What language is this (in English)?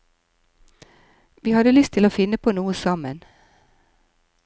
Norwegian